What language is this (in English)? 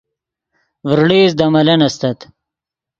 Yidgha